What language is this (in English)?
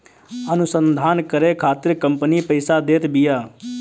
Bhojpuri